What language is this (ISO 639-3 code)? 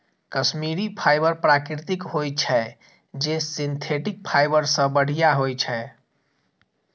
mai